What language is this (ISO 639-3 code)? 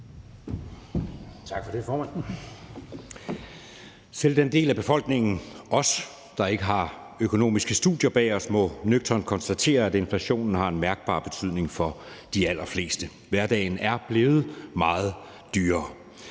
dan